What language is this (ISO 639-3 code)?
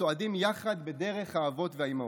heb